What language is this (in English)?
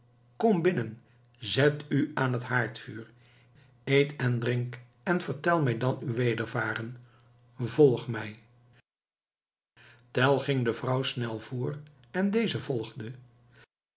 Dutch